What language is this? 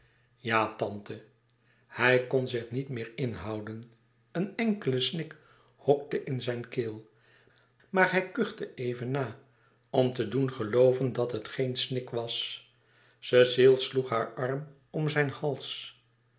Dutch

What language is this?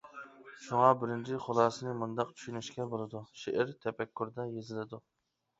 Uyghur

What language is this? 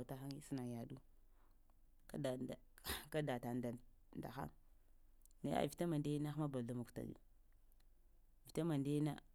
Lamang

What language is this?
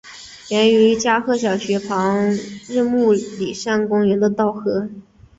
Chinese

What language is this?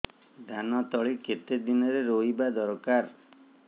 Odia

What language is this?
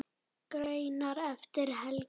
Icelandic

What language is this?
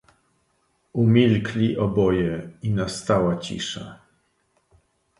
Polish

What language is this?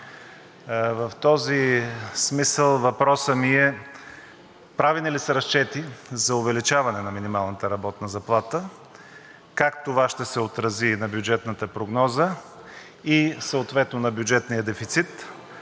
Bulgarian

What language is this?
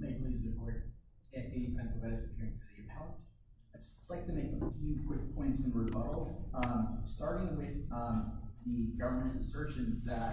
English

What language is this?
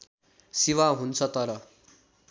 Nepali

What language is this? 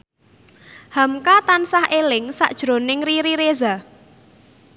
Javanese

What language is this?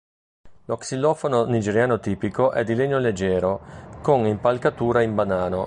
Italian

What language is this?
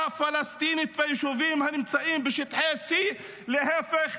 Hebrew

